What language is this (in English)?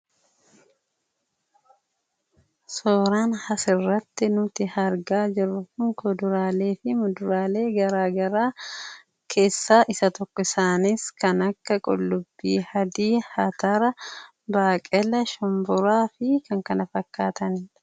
Oromo